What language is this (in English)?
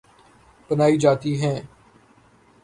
Urdu